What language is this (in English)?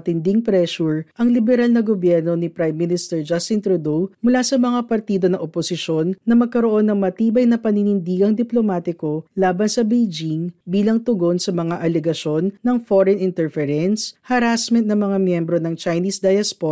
Filipino